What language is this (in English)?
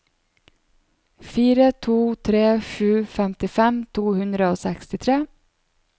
Norwegian